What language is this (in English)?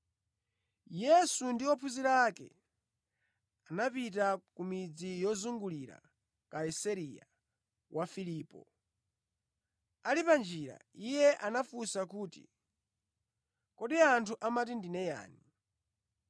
Nyanja